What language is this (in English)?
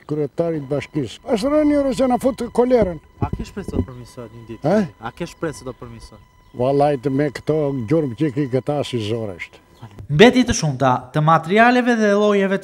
Romanian